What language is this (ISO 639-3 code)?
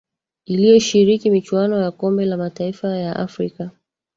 swa